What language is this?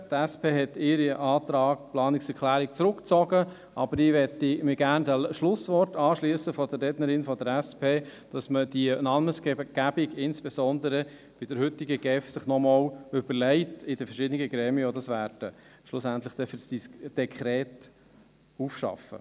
Swiss German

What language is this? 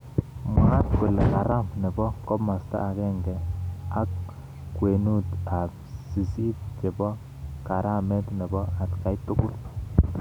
Kalenjin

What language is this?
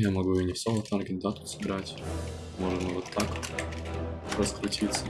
Russian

